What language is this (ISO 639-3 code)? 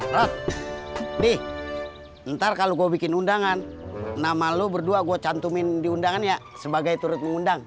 ind